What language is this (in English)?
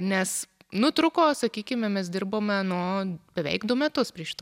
Lithuanian